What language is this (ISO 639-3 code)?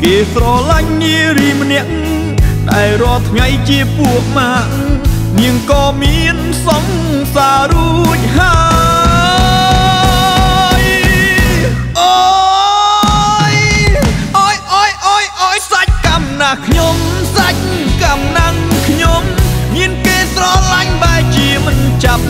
vie